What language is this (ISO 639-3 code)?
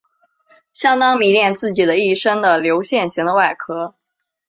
zho